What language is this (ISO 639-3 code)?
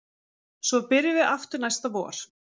isl